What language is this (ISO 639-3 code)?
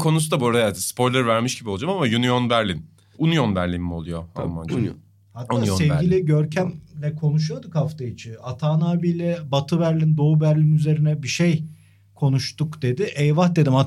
tur